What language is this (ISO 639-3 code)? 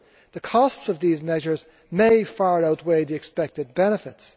eng